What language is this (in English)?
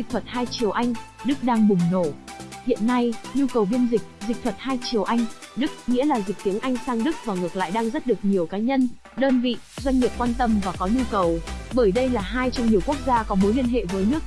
Vietnamese